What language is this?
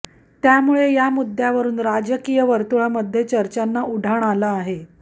Marathi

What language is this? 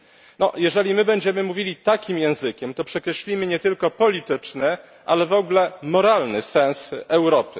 Polish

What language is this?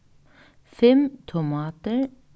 Faroese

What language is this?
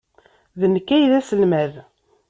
Kabyle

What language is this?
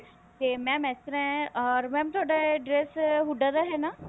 Punjabi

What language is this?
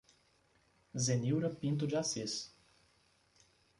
Portuguese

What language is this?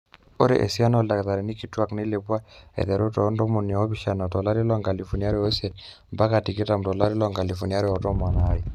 Masai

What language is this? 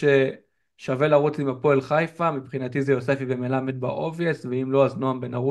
Hebrew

